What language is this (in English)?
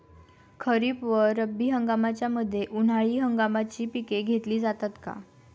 Marathi